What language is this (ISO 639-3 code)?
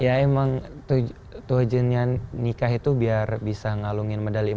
ind